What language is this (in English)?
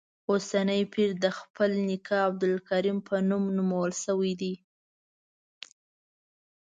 Pashto